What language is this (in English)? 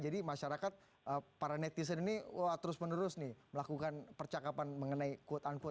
Indonesian